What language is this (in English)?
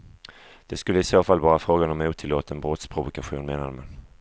Swedish